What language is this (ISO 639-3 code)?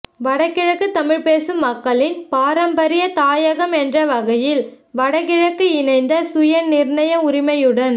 tam